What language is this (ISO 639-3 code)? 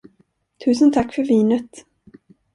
swe